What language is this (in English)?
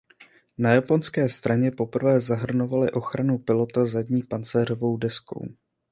Czech